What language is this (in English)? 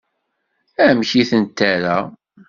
Kabyle